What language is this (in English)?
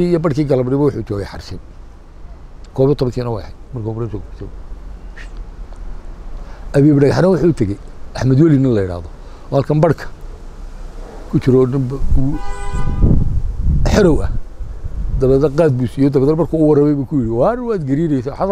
Arabic